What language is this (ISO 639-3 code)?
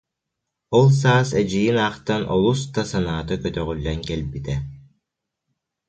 sah